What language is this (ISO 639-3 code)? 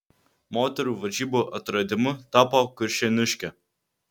lit